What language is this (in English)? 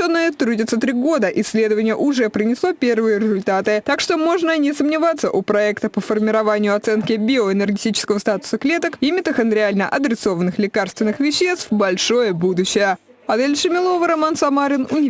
Russian